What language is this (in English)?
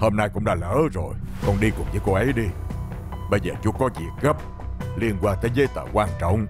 Vietnamese